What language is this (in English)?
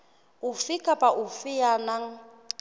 Southern Sotho